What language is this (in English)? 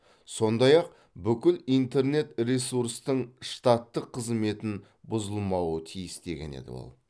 Kazakh